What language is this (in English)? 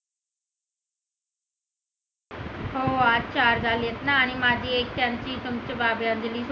Marathi